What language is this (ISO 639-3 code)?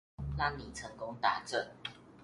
zho